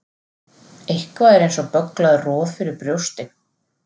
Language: Icelandic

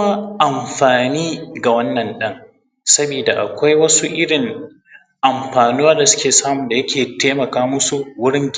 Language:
Hausa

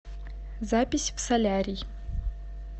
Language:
Russian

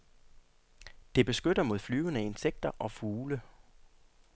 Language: Danish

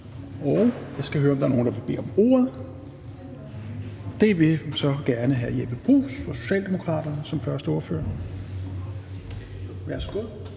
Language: Danish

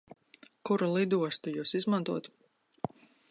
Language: Latvian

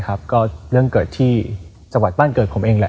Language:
Thai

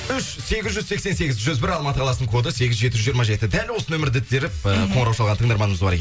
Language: Kazakh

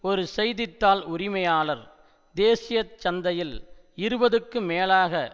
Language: Tamil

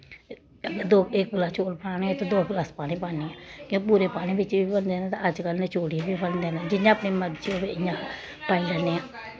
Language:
Dogri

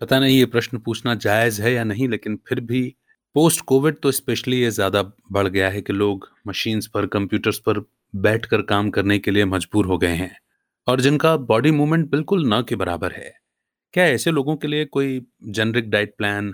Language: Hindi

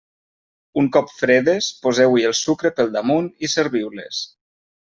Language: Catalan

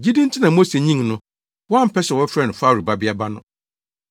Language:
Akan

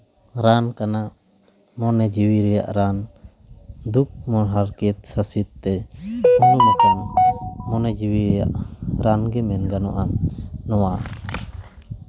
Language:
Santali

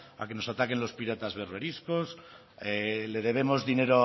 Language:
Spanish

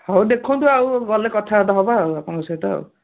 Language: Odia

